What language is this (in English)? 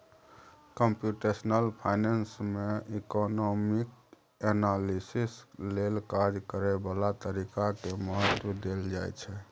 Maithili